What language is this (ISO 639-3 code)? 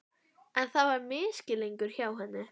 isl